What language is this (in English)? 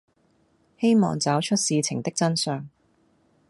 Cantonese